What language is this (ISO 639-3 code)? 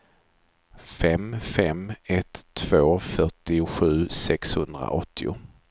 swe